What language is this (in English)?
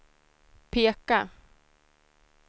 Swedish